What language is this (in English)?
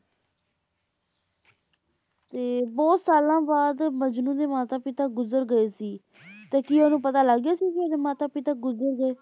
Punjabi